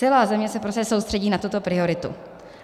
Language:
Czech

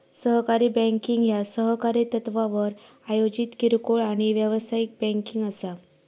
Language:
Marathi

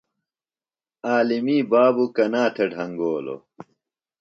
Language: Phalura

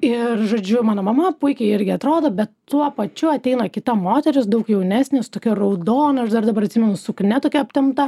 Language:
Lithuanian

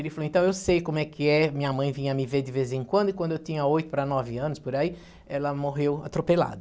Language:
Portuguese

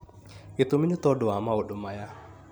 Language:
Kikuyu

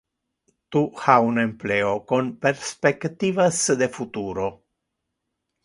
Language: Interlingua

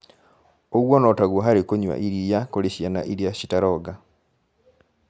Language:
Kikuyu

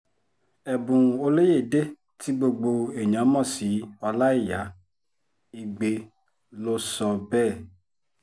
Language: Yoruba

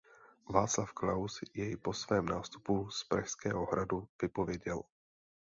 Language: Czech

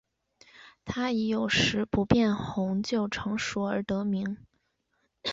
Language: Chinese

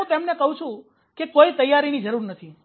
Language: Gujarati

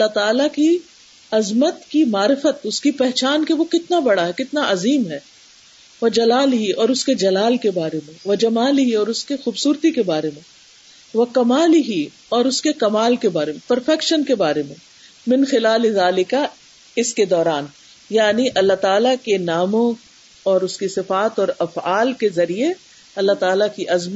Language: Urdu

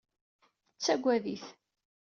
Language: Kabyle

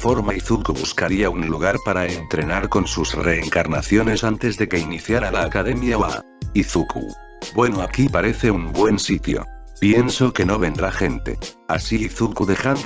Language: Spanish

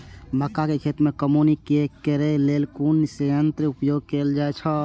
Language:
Maithili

